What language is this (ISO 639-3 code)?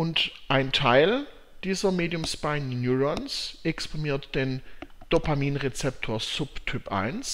deu